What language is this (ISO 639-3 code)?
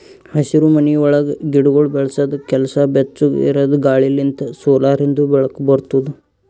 kan